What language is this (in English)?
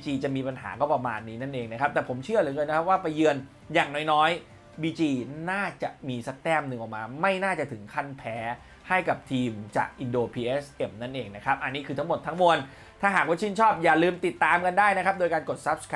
Thai